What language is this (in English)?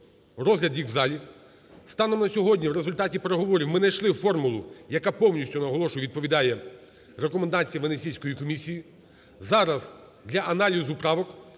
Ukrainian